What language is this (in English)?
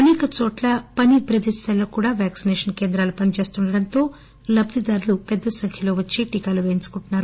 Telugu